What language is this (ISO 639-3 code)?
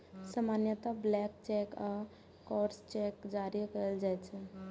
mai